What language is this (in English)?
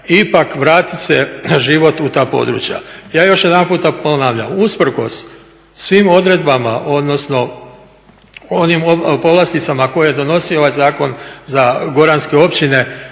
Croatian